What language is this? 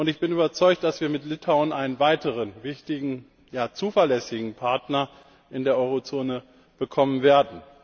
German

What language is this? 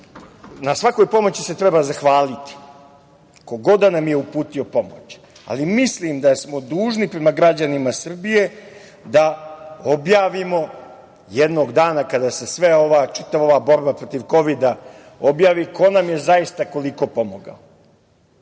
Serbian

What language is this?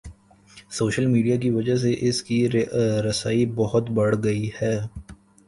Urdu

